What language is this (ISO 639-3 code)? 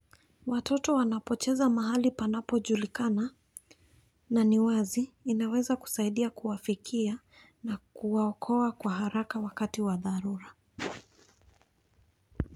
luo